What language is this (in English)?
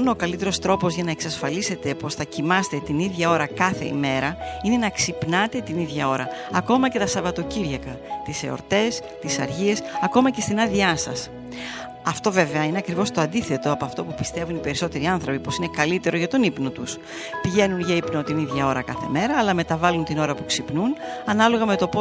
Greek